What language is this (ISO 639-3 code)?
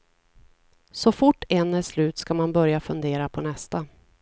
swe